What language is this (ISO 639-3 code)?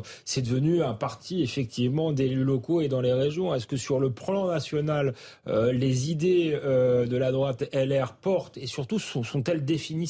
fra